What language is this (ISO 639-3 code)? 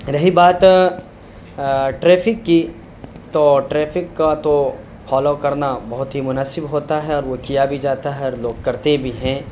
urd